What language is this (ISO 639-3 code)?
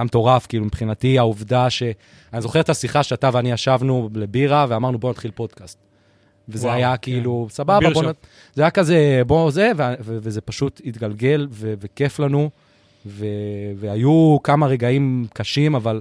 heb